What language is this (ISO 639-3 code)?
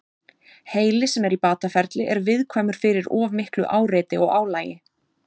isl